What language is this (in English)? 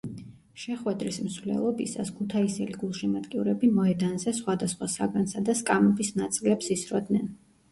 Georgian